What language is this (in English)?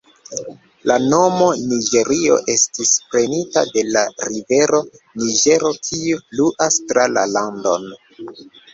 Esperanto